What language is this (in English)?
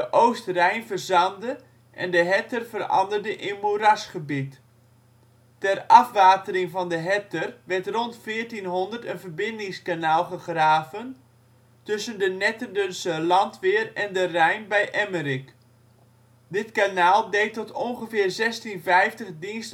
Dutch